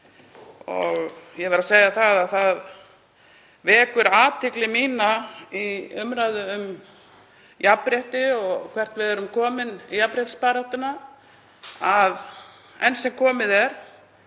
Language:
Icelandic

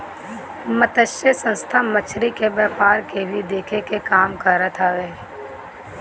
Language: Bhojpuri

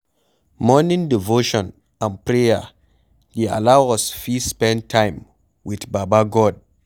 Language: Nigerian Pidgin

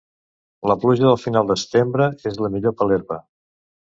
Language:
Catalan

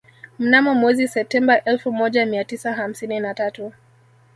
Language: Swahili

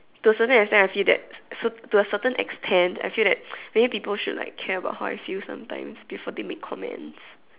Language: English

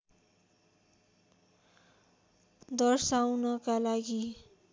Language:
Nepali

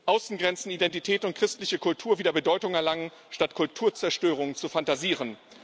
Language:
German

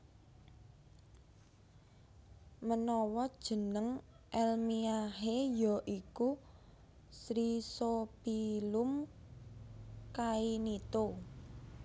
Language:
Javanese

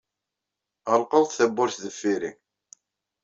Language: Kabyle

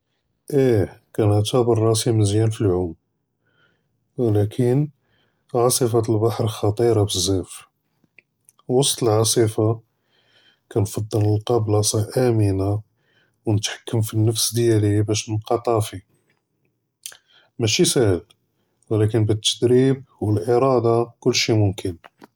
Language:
Judeo-Arabic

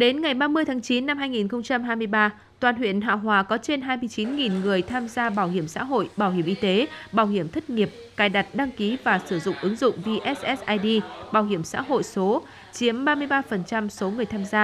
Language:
Vietnamese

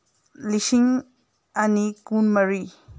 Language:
Manipuri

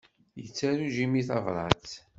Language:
Kabyle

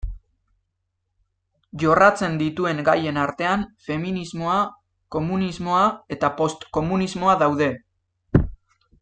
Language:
Basque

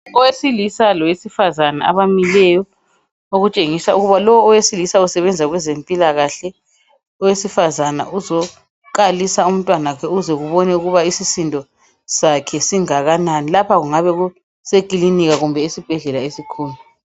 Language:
North Ndebele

